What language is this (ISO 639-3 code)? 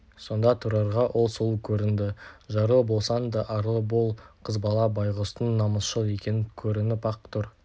kaz